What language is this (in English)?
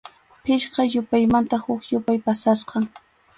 Arequipa-La Unión Quechua